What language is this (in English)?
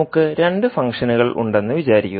Malayalam